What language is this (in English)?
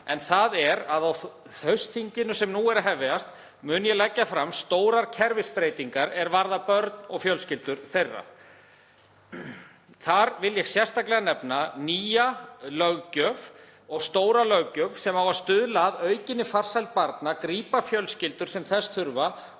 Icelandic